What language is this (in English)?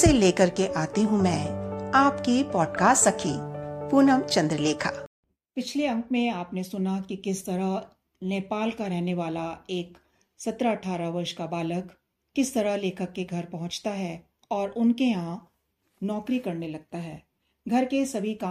Hindi